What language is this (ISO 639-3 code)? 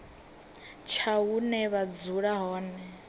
ven